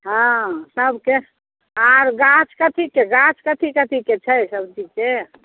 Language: Maithili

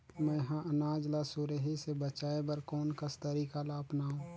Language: Chhattisgarhi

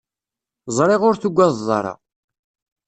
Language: Kabyle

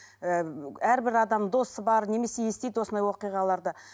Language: Kazakh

